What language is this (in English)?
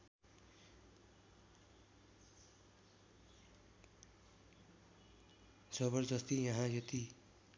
Nepali